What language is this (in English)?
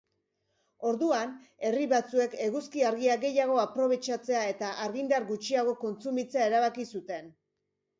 Basque